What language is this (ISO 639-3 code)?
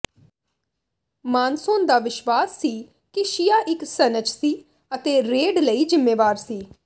pan